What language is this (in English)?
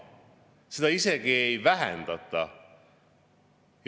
Estonian